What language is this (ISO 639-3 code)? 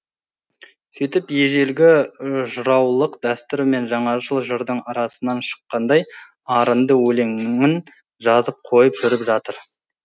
kaz